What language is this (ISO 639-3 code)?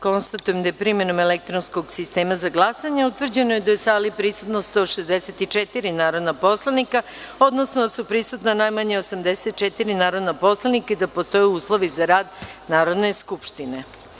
srp